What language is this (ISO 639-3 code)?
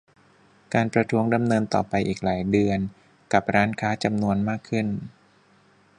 tha